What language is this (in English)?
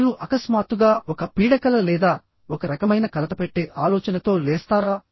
Telugu